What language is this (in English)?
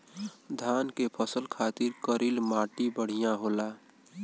Bhojpuri